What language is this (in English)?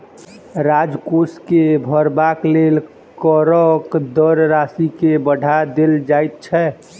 Maithili